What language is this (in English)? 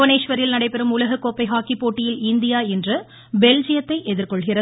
Tamil